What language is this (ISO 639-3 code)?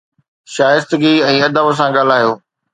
snd